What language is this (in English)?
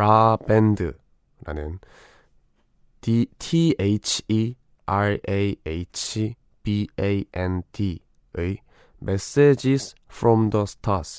Korean